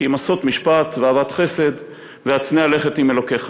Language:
Hebrew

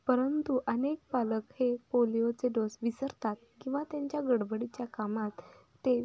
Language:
Marathi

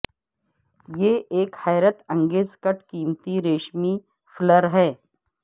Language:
Urdu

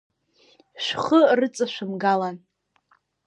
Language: Abkhazian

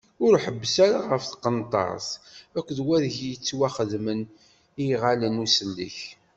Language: Kabyle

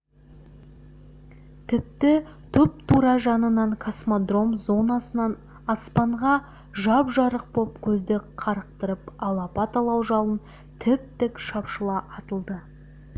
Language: Kazakh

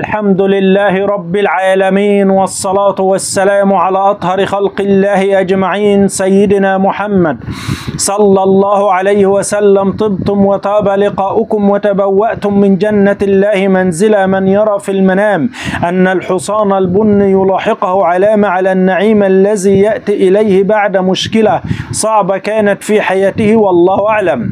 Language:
Arabic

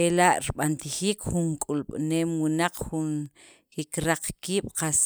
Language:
Sacapulteco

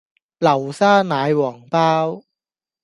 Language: Cantonese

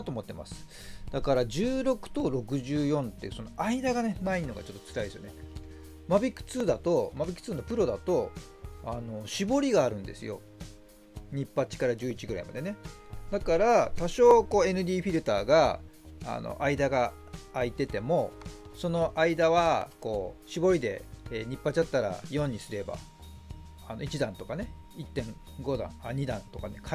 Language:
Japanese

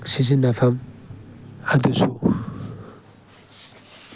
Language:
Manipuri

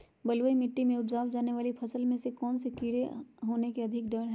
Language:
Magahi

